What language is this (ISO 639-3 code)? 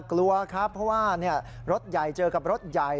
tha